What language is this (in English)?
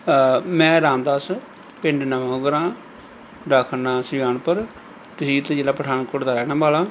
Punjabi